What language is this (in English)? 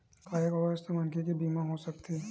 Chhattisgarhi